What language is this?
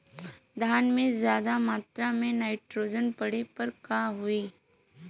Bhojpuri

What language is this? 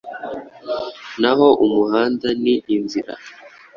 Kinyarwanda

